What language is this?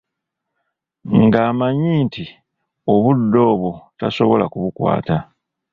Ganda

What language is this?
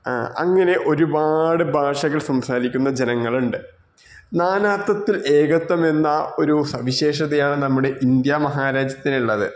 Malayalam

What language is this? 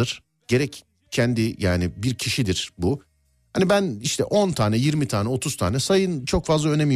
Turkish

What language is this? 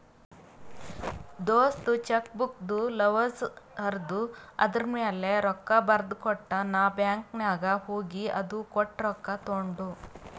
Kannada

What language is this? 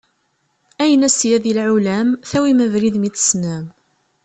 Kabyle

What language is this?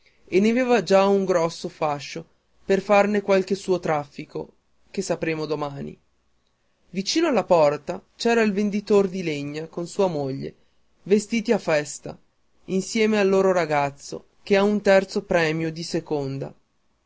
Italian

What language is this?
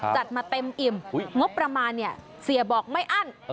Thai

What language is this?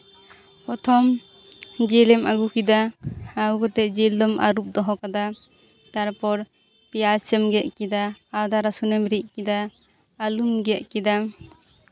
Santali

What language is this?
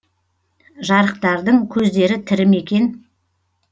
Kazakh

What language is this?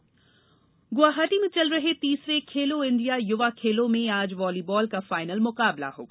Hindi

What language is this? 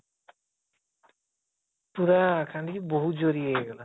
Odia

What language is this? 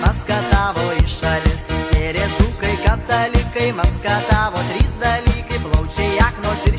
Russian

